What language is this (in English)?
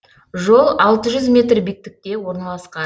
Kazakh